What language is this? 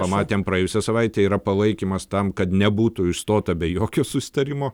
Lithuanian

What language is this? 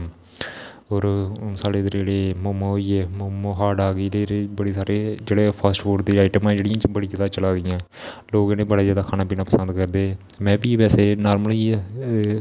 Dogri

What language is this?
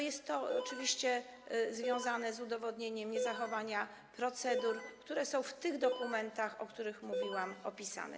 Polish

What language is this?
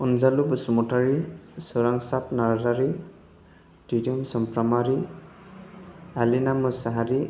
Bodo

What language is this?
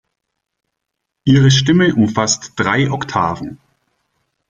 German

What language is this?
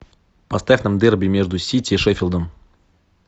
Russian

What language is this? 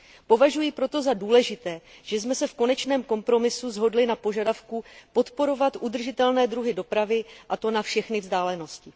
Czech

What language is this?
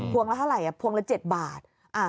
Thai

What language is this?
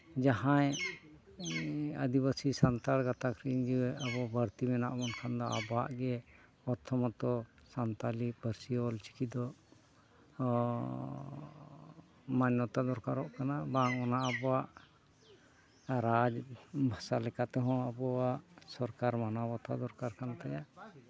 Santali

